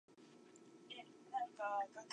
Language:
Japanese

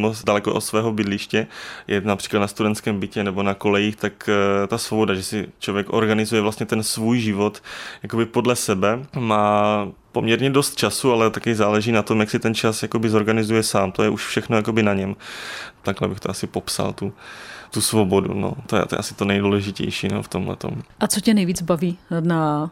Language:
Czech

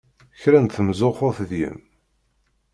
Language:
Kabyle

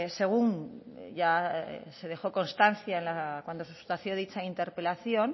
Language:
Spanish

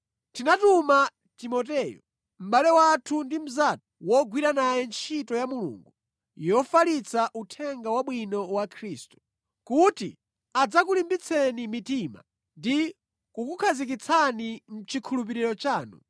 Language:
Nyanja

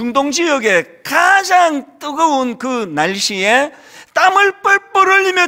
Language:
Korean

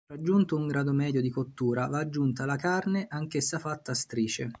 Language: Italian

